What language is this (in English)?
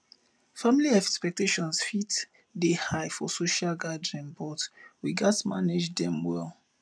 Nigerian Pidgin